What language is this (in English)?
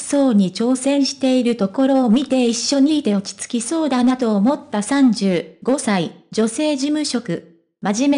Japanese